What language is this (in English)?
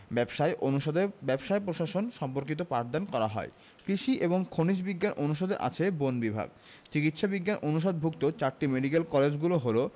Bangla